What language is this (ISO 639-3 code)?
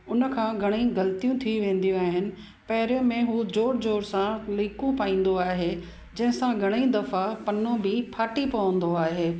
snd